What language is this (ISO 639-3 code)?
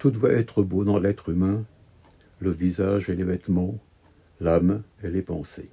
fra